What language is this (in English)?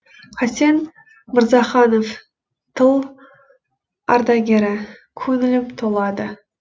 Kazakh